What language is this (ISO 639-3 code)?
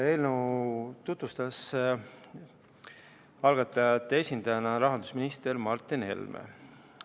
est